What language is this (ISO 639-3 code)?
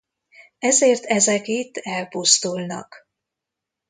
hun